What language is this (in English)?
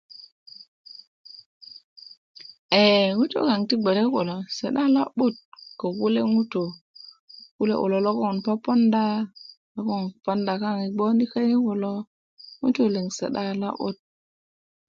Kuku